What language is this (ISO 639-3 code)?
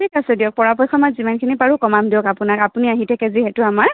asm